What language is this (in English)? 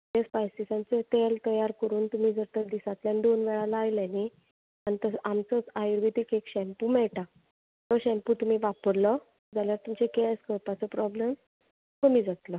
Konkani